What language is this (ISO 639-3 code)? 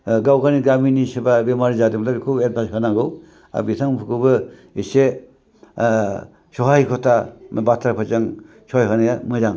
brx